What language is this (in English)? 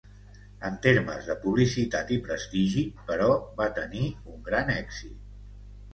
Catalan